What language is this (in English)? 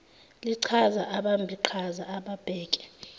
Zulu